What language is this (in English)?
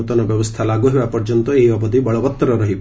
Odia